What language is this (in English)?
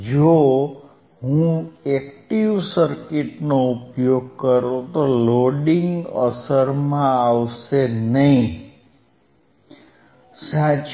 Gujarati